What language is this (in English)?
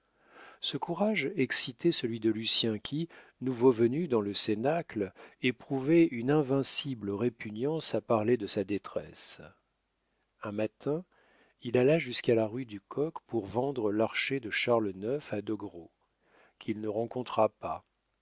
French